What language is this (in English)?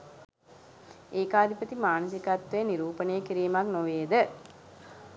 Sinhala